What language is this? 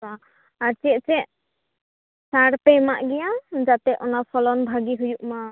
Santali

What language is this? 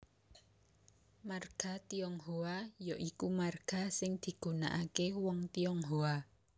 Javanese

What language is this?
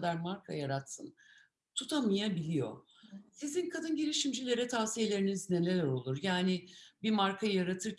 Turkish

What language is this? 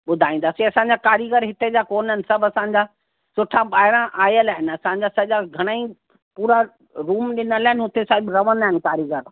Sindhi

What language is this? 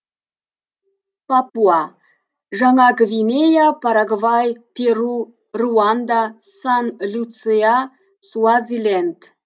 Kazakh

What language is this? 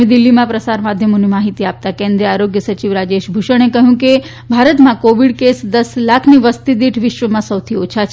Gujarati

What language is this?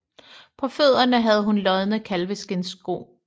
Danish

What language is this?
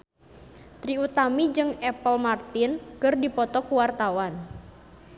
Sundanese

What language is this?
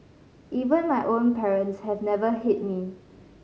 English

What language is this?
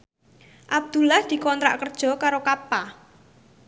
Javanese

